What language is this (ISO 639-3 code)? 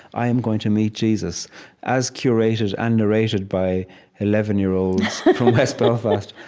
eng